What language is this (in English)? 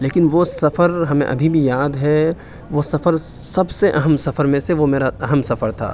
Urdu